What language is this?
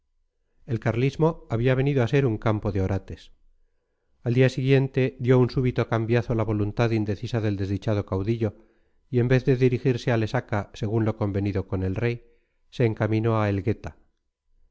Spanish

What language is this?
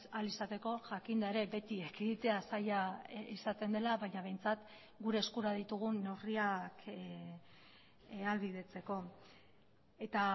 Basque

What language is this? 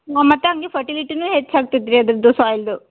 Kannada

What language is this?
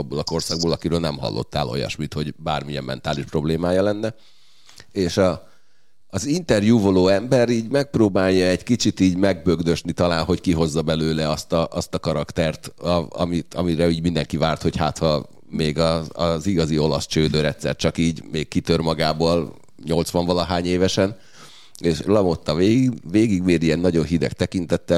Hungarian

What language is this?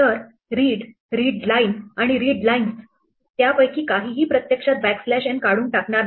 Marathi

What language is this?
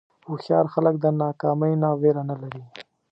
Pashto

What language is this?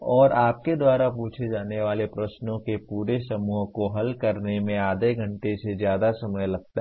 Hindi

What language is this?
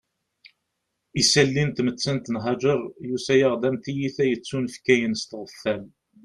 Kabyle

